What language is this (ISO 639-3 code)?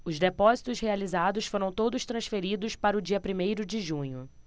por